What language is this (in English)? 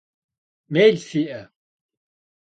Kabardian